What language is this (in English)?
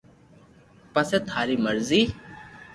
Loarki